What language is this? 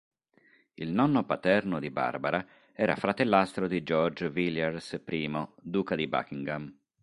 Italian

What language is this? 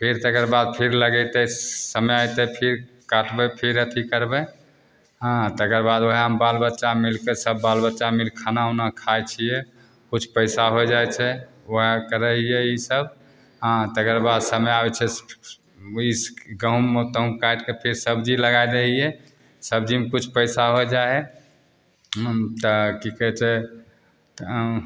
Maithili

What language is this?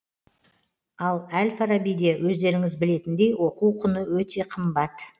Kazakh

